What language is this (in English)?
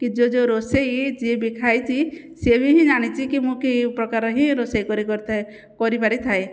Odia